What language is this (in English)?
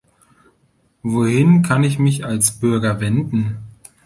German